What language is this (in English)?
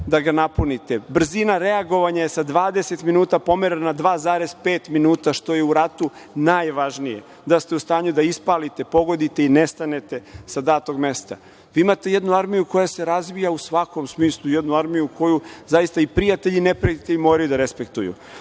Serbian